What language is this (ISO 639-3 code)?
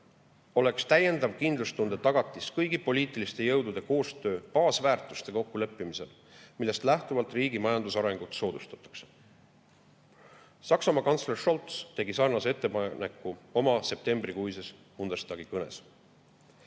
est